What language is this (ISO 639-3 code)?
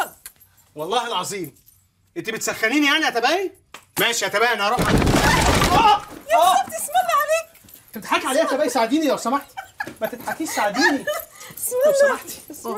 ara